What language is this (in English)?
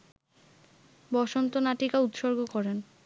Bangla